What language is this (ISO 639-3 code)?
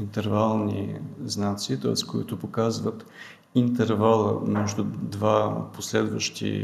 bul